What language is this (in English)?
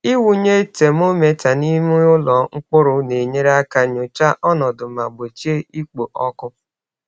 Igbo